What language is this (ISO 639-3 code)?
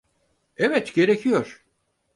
tur